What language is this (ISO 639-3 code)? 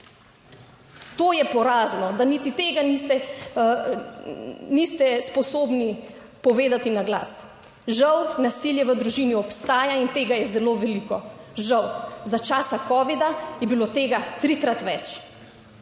slv